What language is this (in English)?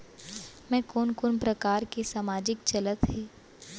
Chhattisgarhi